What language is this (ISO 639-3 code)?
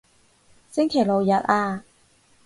yue